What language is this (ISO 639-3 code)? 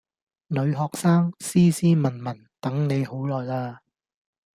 yue